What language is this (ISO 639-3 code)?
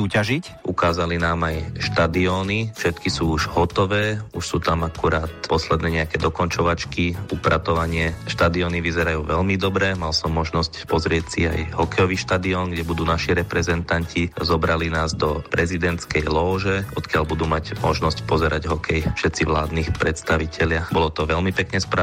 slk